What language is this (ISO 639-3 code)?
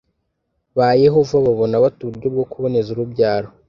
kin